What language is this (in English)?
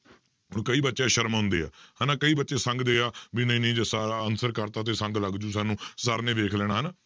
Punjabi